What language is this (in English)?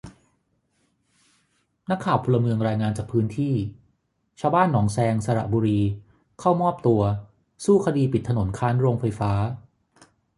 Thai